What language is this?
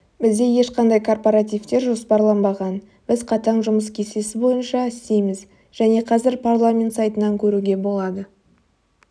Kazakh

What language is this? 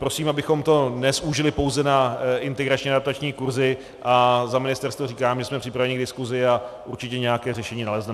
Czech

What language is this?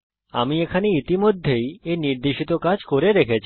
Bangla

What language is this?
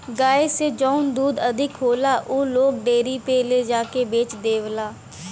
Bhojpuri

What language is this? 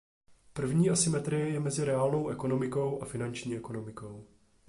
Czech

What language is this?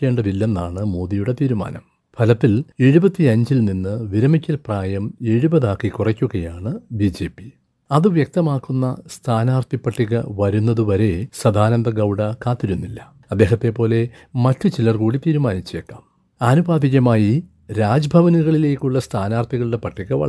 Malayalam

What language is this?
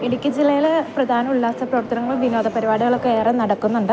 Malayalam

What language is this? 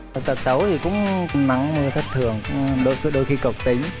Vietnamese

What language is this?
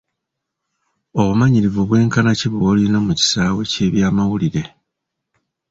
Ganda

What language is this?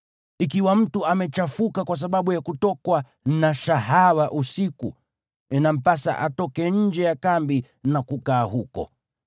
Swahili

